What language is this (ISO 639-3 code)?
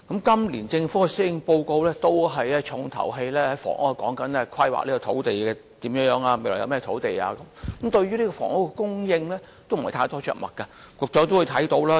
yue